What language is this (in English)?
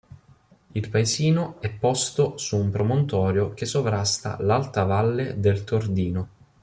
Italian